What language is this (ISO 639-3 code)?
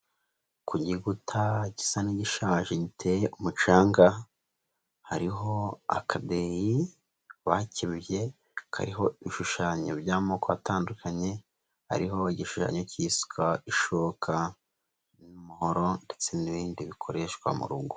kin